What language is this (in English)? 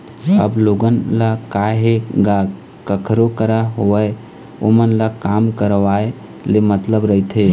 Chhattisgarhi